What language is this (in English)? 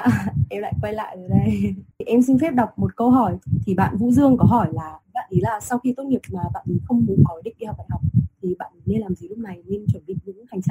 Vietnamese